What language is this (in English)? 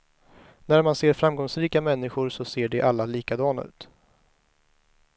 Swedish